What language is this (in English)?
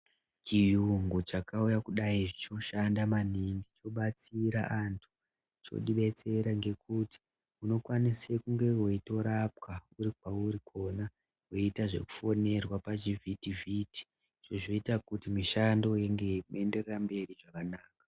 Ndau